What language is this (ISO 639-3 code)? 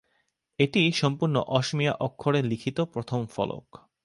ben